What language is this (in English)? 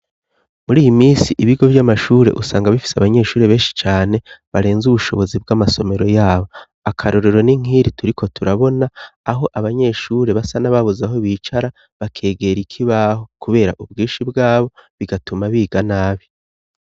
Rundi